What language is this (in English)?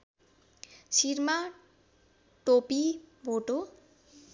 Nepali